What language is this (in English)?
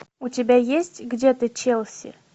Russian